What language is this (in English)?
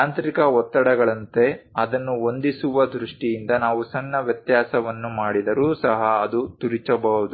Kannada